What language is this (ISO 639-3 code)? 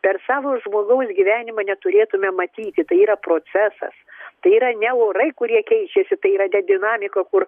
lit